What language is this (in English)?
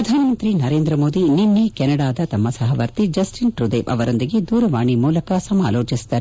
Kannada